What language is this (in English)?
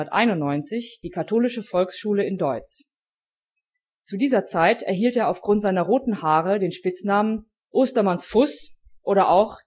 German